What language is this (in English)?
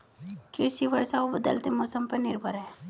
Hindi